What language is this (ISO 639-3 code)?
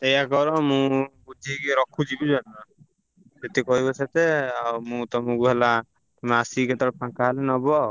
ori